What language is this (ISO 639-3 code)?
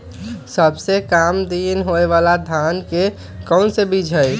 mag